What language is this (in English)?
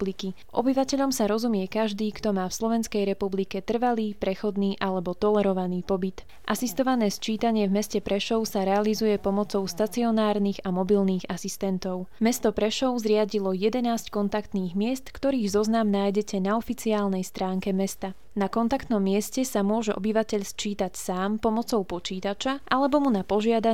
Slovak